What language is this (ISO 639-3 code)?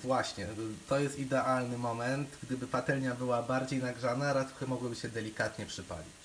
pol